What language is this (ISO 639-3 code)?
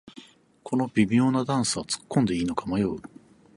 jpn